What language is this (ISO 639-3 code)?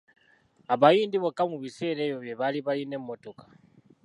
lug